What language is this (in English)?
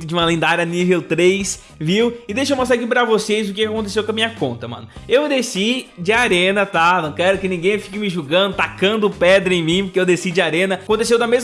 Portuguese